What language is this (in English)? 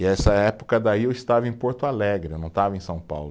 Portuguese